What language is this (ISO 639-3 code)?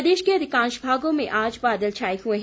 hin